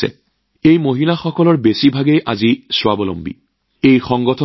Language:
Assamese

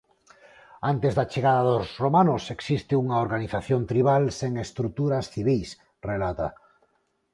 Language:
Galician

